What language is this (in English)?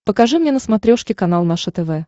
Russian